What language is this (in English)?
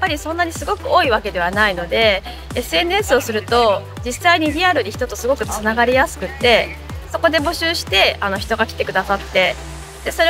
Japanese